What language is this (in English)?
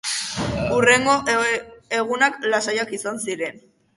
Basque